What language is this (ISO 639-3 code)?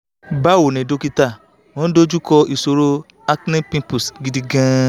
yor